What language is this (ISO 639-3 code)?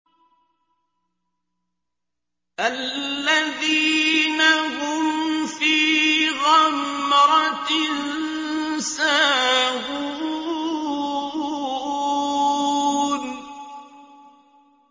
ara